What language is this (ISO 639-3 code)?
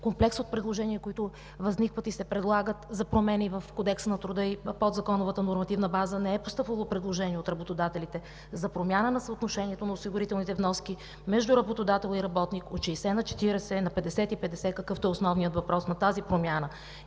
bul